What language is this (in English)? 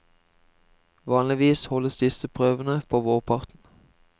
Norwegian